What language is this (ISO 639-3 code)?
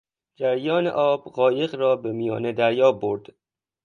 fas